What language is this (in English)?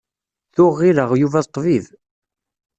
Kabyle